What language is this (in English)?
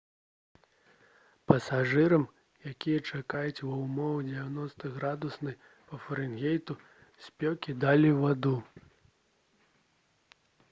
Belarusian